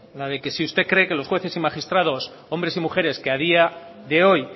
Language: Spanish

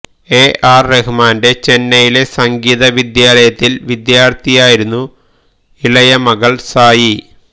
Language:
Malayalam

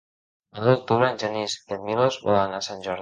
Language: Catalan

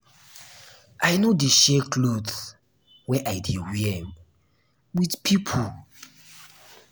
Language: Nigerian Pidgin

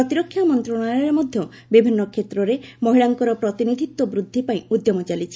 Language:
Odia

